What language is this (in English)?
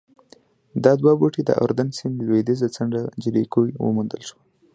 Pashto